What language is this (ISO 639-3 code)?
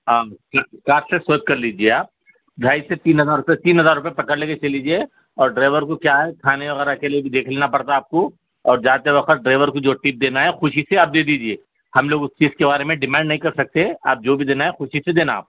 urd